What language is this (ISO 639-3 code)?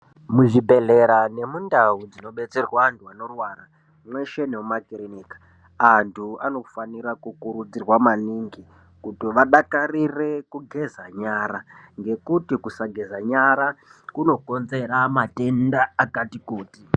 ndc